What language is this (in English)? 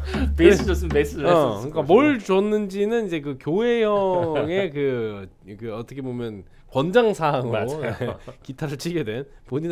Korean